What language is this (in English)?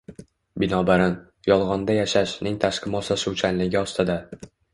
Uzbek